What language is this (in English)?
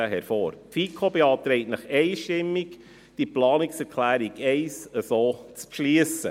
Swiss German